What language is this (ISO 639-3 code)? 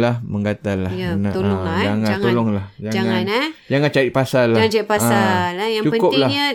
msa